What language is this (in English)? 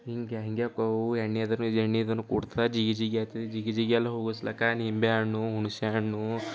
Kannada